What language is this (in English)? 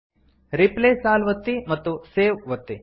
Kannada